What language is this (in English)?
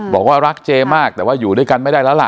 Thai